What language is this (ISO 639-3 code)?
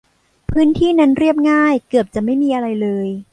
tha